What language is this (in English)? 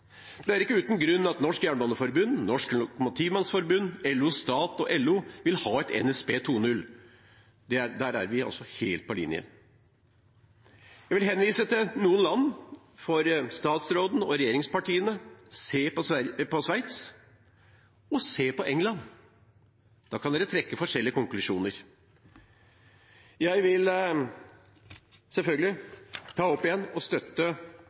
Norwegian Bokmål